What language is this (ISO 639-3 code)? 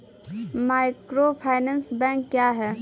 mai